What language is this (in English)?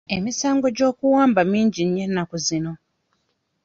Ganda